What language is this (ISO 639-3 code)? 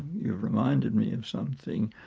eng